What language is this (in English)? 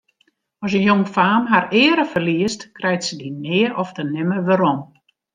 Western Frisian